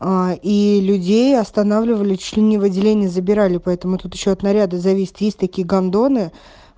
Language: Russian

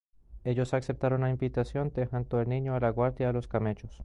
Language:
Spanish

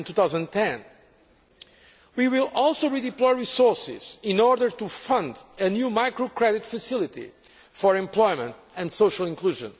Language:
English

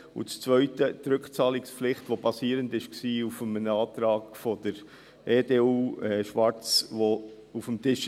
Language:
Swiss German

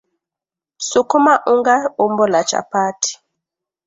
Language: Swahili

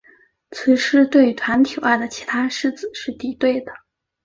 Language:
Chinese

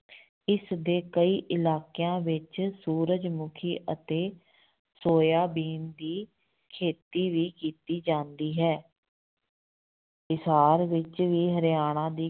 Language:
Punjabi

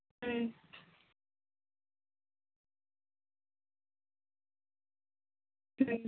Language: Santali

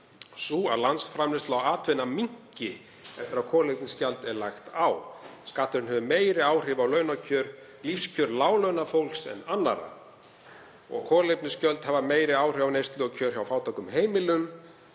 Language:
Icelandic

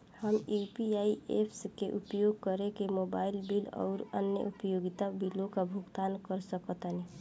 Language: Bhojpuri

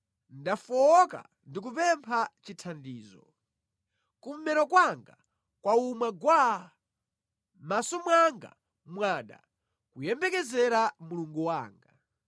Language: Nyanja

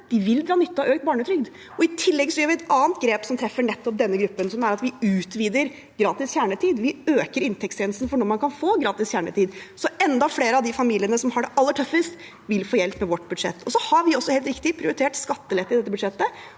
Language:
Norwegian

